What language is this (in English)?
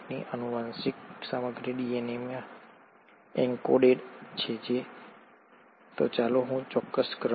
Gujarati